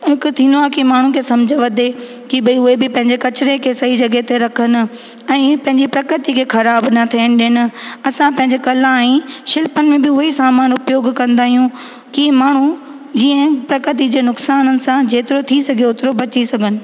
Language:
Sindhi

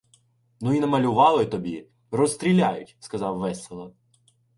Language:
Ukrainian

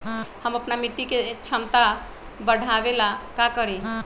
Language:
Magahi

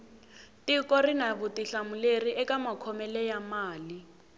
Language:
Tsonga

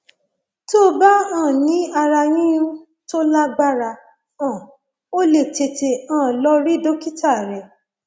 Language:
Yoruba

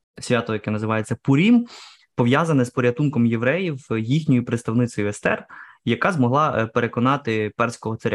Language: Ukrainian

